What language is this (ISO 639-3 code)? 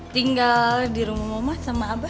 ind